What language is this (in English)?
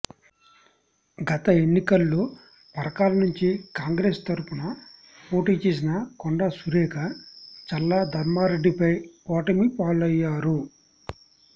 Telugu